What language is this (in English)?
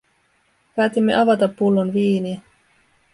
Finnish